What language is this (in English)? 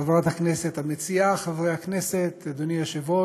Hebrew